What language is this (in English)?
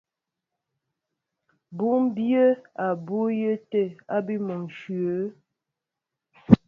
Mbo (Cameroon)